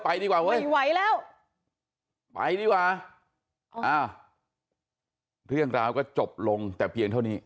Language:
Thai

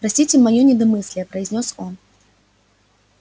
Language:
Russian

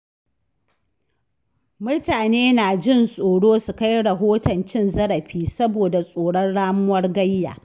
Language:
Hausa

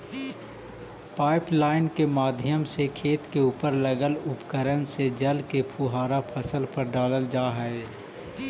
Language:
Magahi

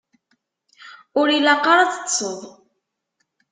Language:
Kabyle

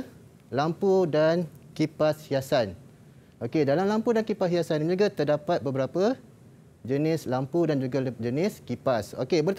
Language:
Malay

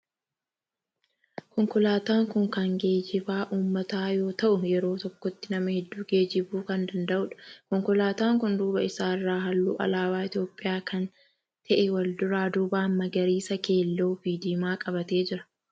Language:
Oromo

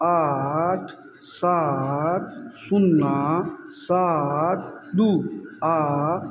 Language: Maithili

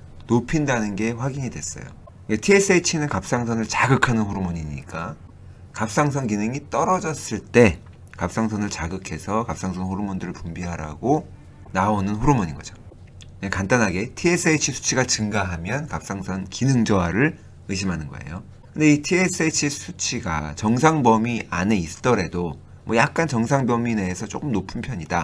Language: Korean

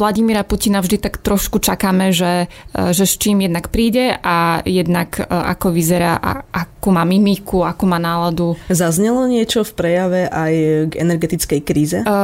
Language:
Slovak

